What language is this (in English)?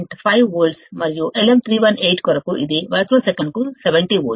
Telugu